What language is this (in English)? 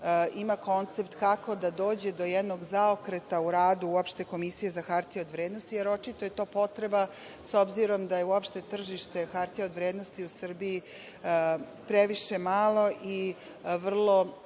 Serbian